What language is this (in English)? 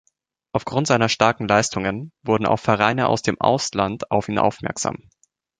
German